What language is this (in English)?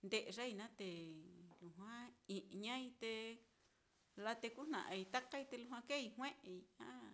Mitlatongo Mixtec